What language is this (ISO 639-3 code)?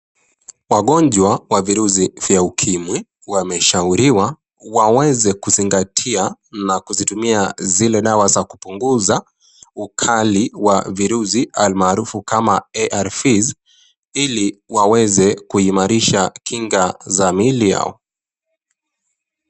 swa